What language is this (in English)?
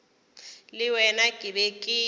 Northern Sotho